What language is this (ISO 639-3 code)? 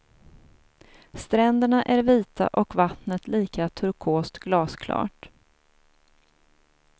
swe